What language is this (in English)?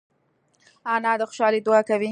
Pashto